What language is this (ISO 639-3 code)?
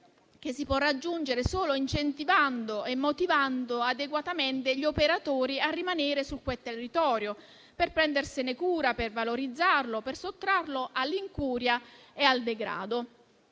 ita